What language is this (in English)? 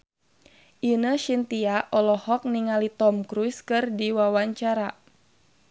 Sundanese